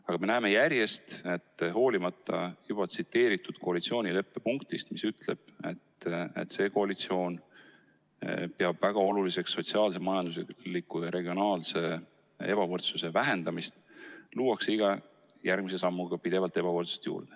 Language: Estonian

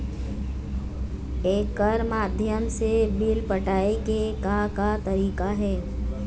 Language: Chhattisgarhi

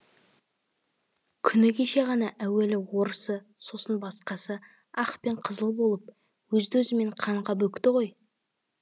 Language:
Kazakh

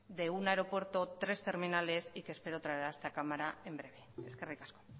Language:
Spanish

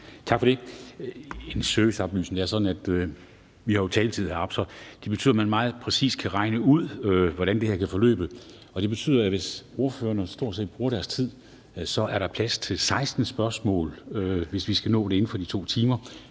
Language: Danish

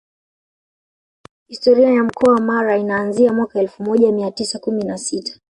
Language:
Swahili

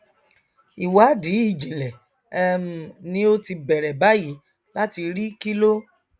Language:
Yoruba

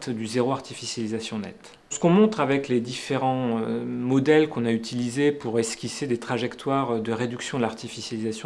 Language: French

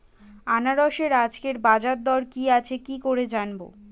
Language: Bangla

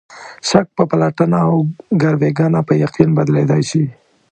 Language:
Pashto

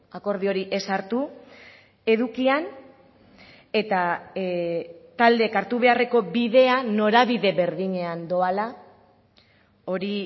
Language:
Basque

